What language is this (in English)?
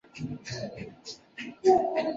Chinese